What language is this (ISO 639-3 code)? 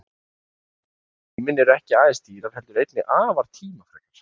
isl